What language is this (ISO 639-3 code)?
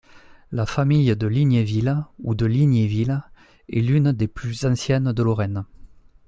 fra